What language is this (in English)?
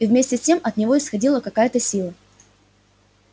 Russian